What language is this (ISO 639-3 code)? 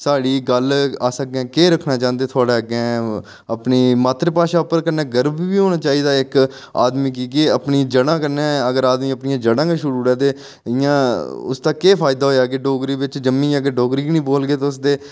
doi